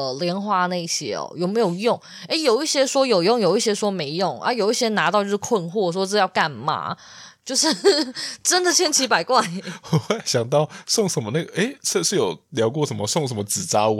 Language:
Chinese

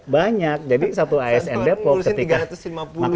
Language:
Indonesian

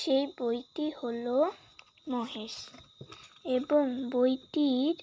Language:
Bangla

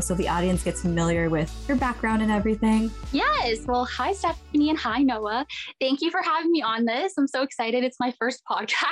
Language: English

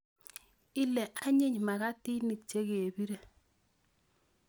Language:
Kalenjin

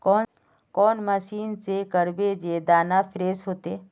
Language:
Magahi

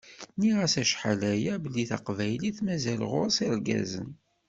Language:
Kabyle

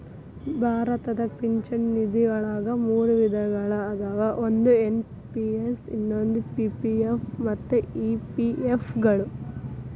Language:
Kannada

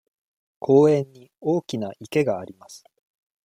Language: Japanese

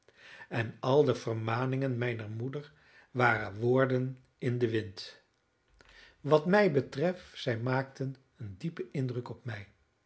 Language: Dutch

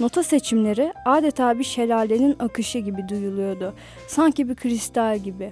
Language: Turkish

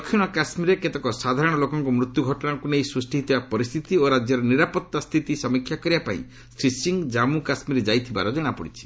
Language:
Odia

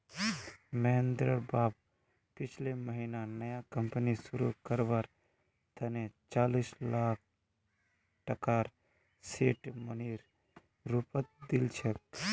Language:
Magahi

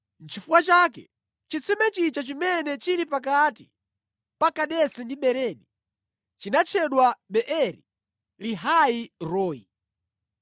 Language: Nyanja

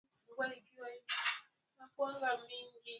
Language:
Swahili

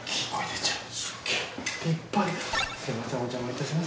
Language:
Japanese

